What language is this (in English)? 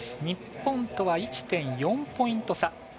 Japanese